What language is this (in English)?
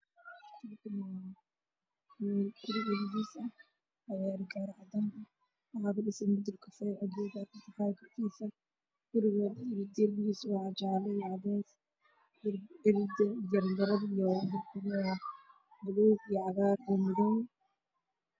Somali